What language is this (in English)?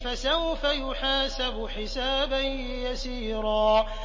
Arabic